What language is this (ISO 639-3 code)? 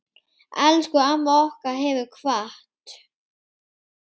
isl